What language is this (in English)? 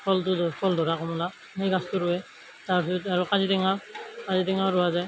Assamese